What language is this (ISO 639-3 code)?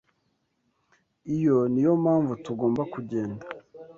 kin